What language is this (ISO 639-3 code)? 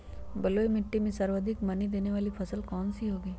mag